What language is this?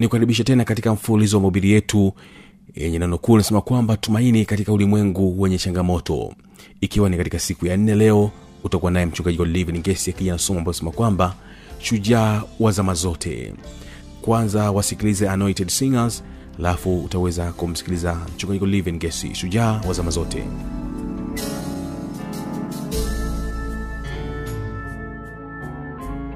Swahili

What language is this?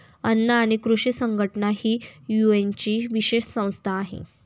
Marathi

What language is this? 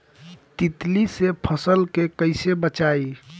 Bhojpuri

